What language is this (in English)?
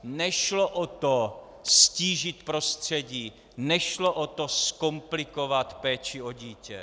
Czech